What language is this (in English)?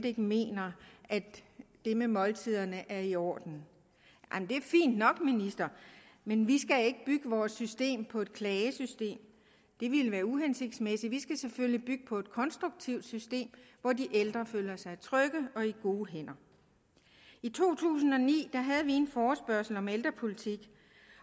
Danish